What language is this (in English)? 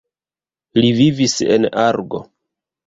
Esperanto